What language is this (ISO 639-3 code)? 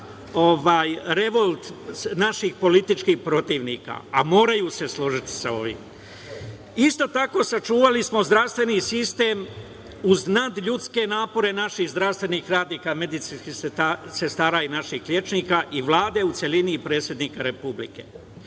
srp